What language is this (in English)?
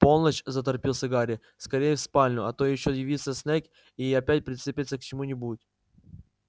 Russian